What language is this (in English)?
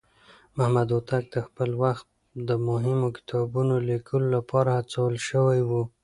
Pashto